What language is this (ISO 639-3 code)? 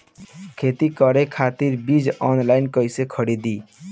bho